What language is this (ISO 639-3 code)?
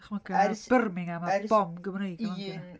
cym